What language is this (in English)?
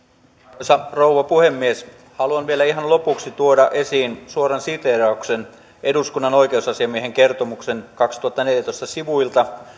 Finnish